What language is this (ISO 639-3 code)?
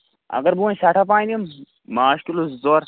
kas